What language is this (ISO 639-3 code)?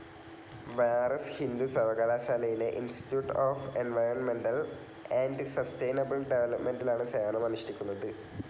mal